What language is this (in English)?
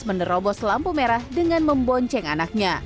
Indonesian